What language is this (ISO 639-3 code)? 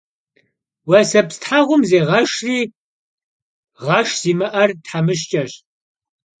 kbd